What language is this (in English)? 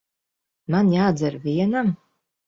Latvian